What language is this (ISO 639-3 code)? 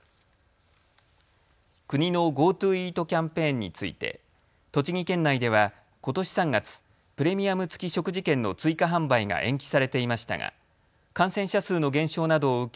jpn